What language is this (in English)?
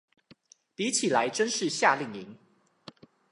Chinese